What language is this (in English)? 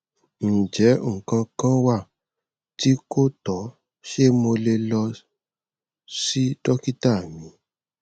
Yoruba